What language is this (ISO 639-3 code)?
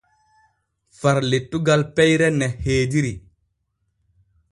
fue